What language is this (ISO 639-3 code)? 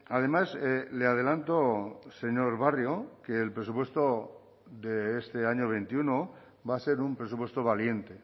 spa